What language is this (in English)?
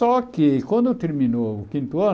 Portuguese